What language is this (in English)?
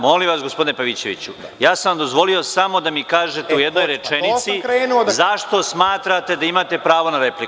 Serbian